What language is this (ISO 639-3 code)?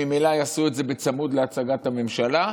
heb